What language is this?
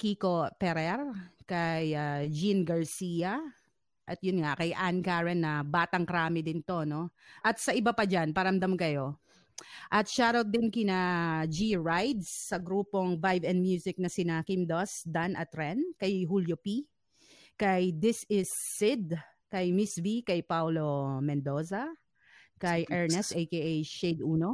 Filipino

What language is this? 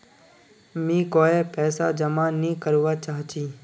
Magahi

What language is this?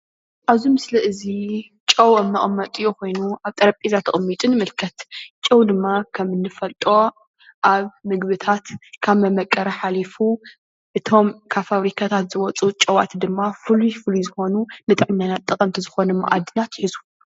Tigrinya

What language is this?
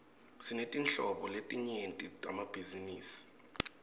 Swati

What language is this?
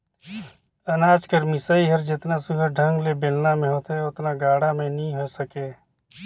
Chhattisgarhi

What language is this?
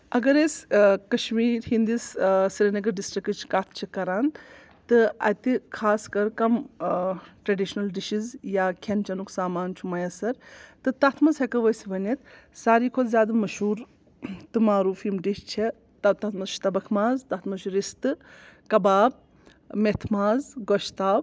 Kashmiri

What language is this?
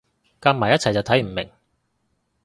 Cantonese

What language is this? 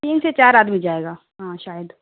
Urdu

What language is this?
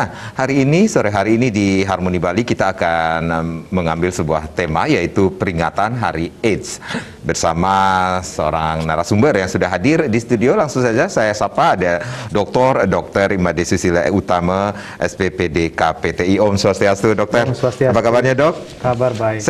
Indonesian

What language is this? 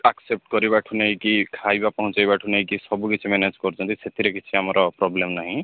Odia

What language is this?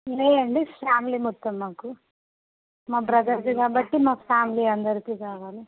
Telugu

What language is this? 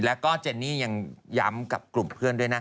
Thai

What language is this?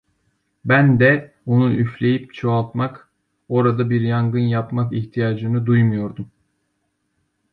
Turkish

